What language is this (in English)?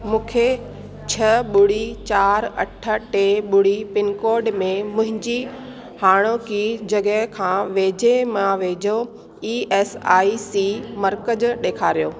Sindhi